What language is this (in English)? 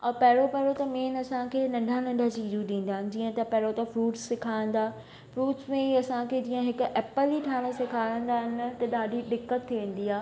Sindhi